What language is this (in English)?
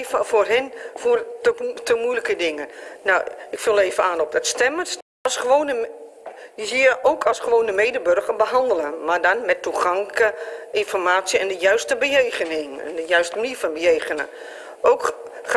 Dutch